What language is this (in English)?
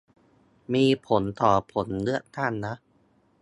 Thai